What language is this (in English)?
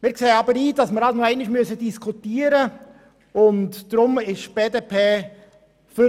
Swiss German